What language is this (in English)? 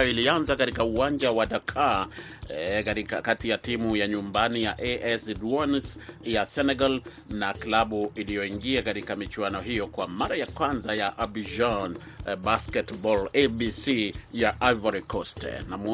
Swahili